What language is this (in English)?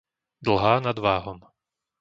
Slovak